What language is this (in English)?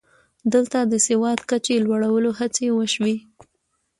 Pashto